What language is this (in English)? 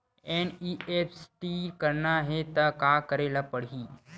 Chhattisgarhi